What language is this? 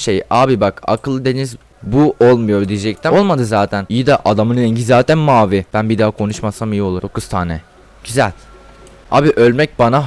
Turkish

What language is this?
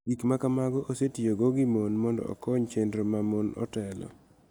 Luo (Kenya and Tanzania)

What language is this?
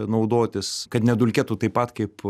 Lithuanian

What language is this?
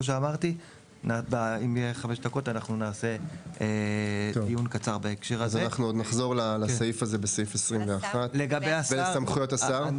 Hebrew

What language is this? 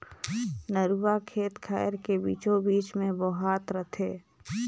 Chhattisgarhi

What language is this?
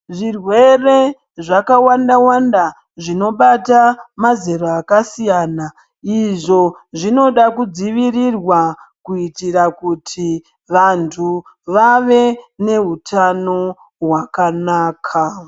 Ndau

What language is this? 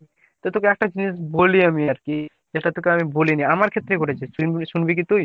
Bangla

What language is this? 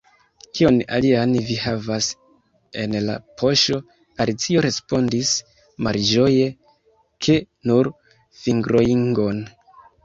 Esperanto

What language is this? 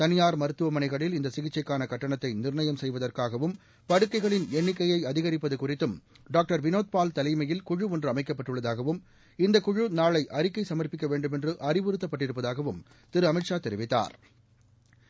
Tamil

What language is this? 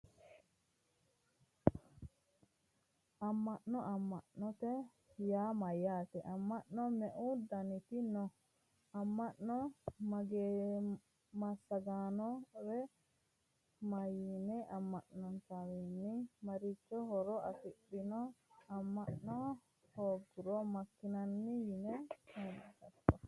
Sidamo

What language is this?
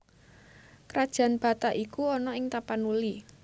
Javanese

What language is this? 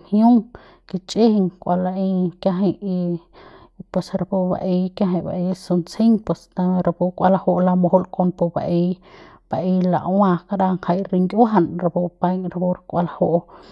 Central Pame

